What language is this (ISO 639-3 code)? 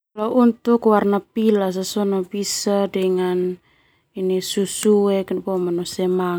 twu